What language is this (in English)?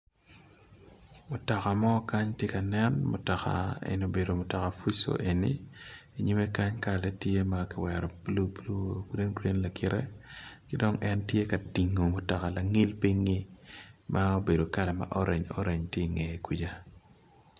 Acoli